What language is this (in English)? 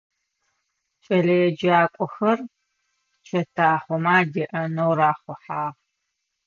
Adyghe